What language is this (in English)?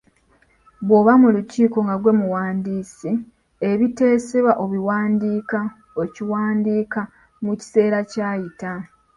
Ganda